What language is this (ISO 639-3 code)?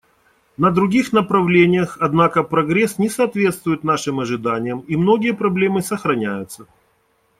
rus